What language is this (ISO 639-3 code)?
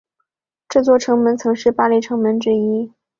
zho